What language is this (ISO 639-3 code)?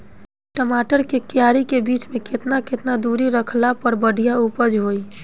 bho